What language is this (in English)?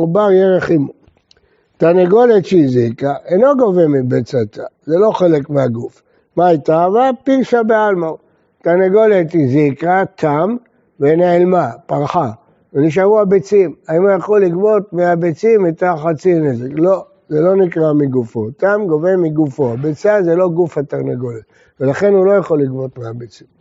Hebrew